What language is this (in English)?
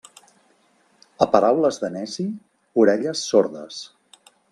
Catalan